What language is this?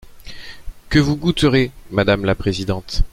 French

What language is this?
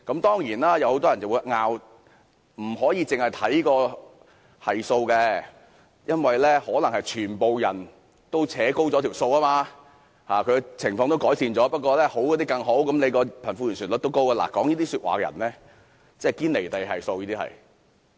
Cantonese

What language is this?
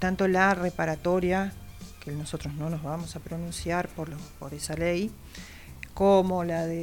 Spanish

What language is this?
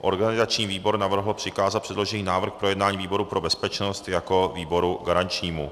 Czech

